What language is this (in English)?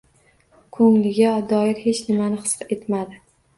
Uzbek